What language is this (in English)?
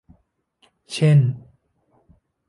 Thai